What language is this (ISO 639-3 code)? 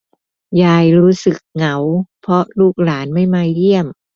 tha